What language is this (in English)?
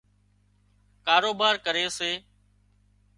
Wadiyara Koli